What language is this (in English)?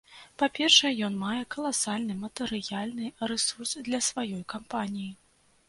Belarusian